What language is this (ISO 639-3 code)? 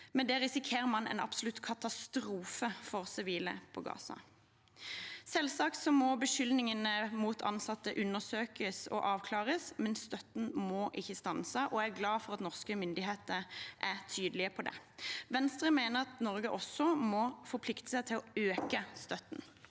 nor